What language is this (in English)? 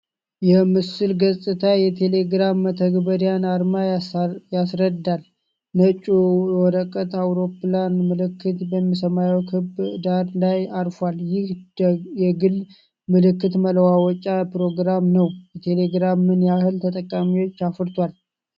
Amharic